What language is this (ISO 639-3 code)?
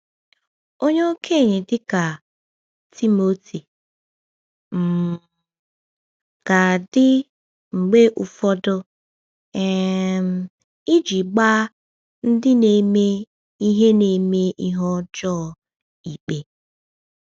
ibo